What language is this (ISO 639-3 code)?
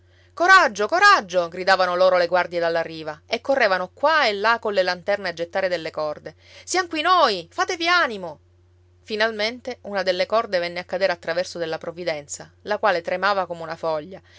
ita